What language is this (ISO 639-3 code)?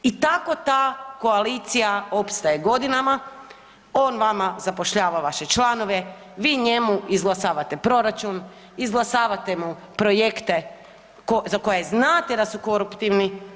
hrv